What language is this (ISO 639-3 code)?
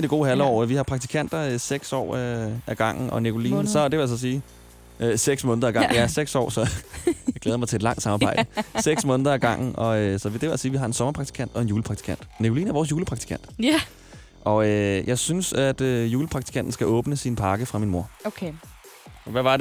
dan